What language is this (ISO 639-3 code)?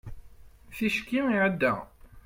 kab